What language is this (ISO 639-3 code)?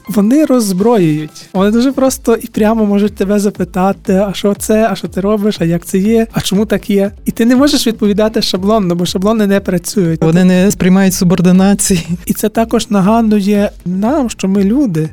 ukr